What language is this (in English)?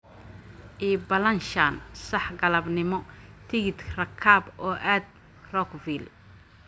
Somali